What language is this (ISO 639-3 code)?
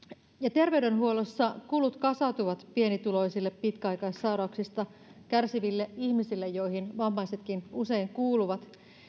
fin